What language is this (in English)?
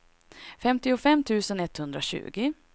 Swedish